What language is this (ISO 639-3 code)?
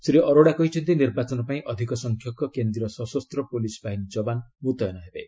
ori